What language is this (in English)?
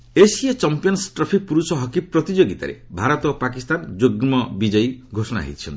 Odia